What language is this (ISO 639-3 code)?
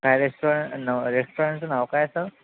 mar